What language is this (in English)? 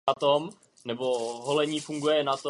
Czech